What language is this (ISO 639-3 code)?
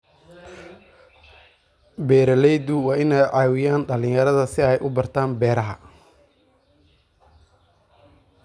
som